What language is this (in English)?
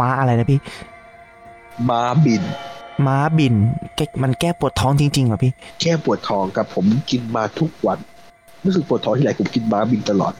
Thai